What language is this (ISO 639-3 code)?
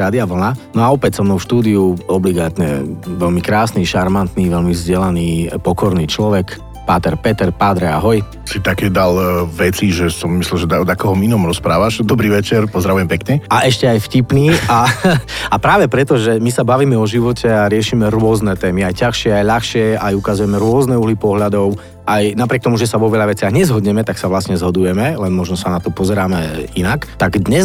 slk